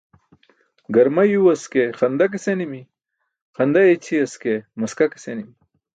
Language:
Burushaski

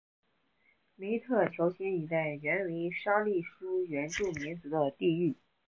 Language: Chinese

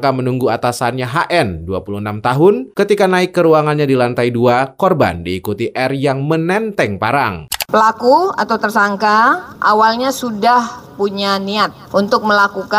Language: Indonesian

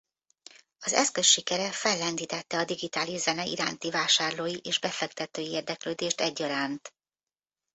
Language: Hungarian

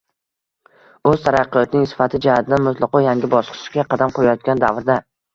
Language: Uzbek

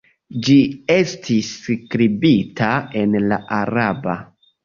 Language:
Esperanto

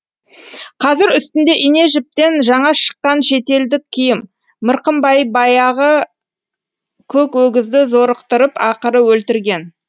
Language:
Kazakh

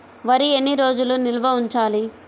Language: Telugu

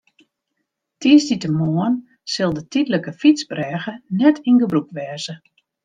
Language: Western Frisian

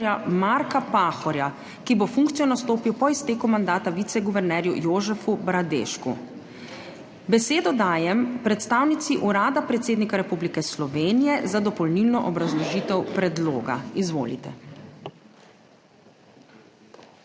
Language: Slovenian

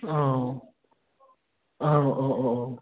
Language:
Bodo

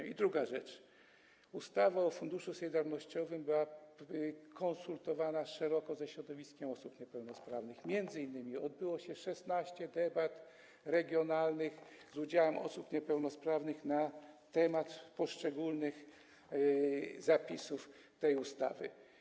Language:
Polish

